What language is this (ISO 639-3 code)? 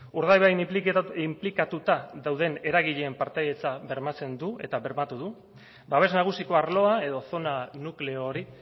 eus